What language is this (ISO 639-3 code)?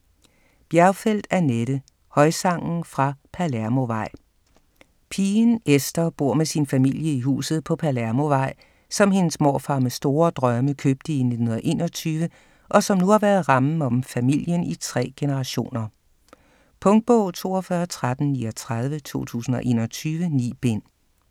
dan